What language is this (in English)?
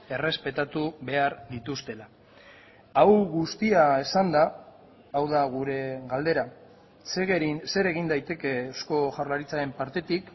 Basque